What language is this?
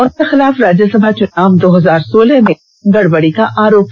Hindi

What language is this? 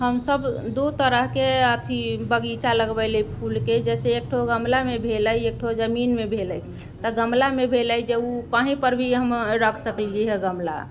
Maithili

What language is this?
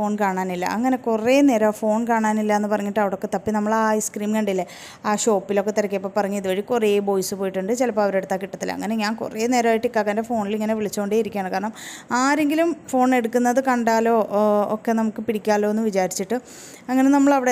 Malayalam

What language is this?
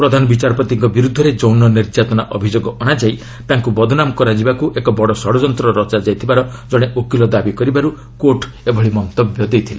Odia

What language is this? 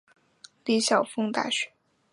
Chinese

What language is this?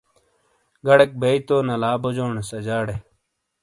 Shina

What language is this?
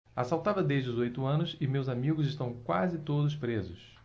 Portuguese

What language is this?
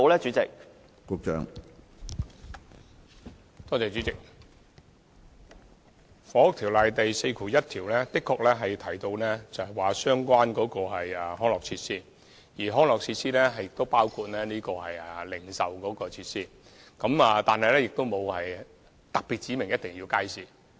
Cantonese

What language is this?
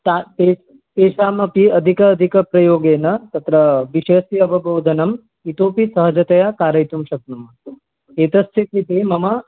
Sanskrit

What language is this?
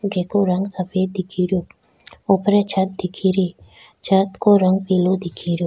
Rajasthani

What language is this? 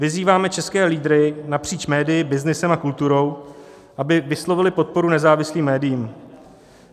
Czech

